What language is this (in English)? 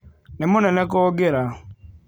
Kikuyu